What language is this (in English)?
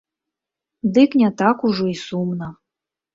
Belarusian